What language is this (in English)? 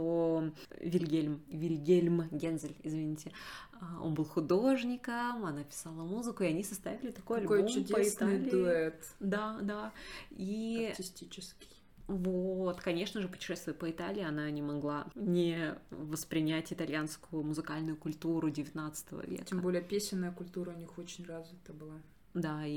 Russian